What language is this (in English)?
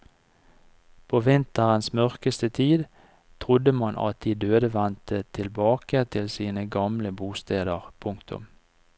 Norwegian